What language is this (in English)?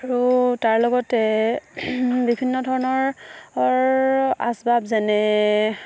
Assamese